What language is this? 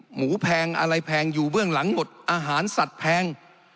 Thai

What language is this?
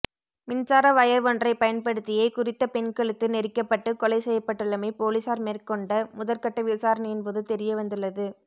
Tamil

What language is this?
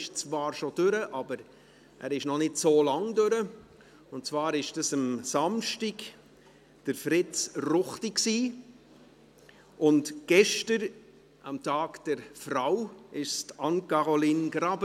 Swiss German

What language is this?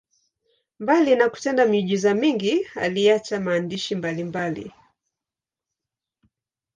Swahili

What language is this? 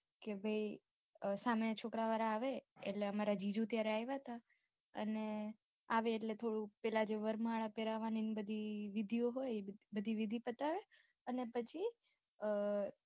Gujarati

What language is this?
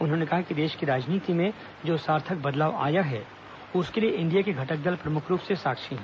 Hindi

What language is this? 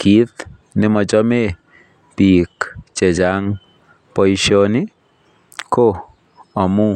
Kalenjin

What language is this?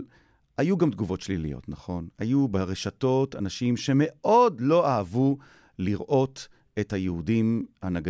Hebrew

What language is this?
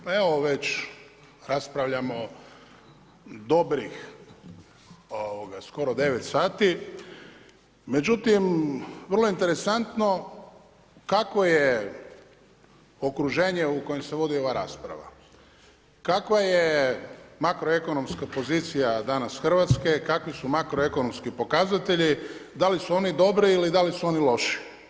Croatian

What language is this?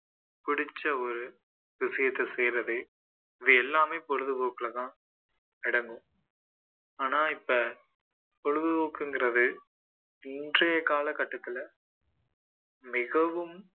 Tamil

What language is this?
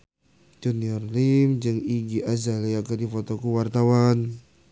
Sundanese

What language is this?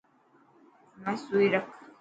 Dhatki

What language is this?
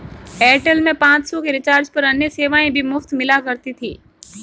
Hindi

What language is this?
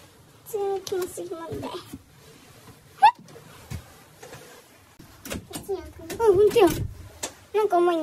Japanese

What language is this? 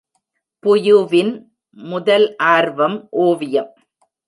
Tamil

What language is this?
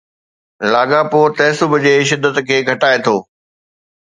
Sindhi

